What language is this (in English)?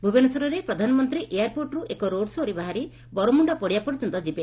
Odia